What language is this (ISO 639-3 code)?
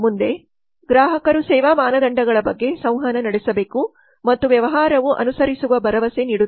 kan